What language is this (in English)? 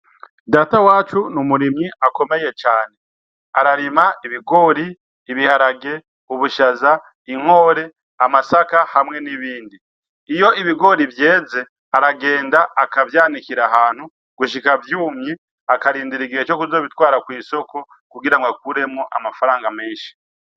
Rundi